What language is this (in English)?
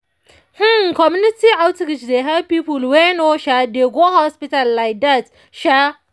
Nigerian Pidgin